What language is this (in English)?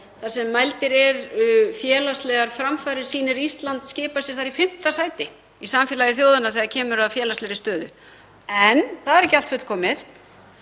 Icelandic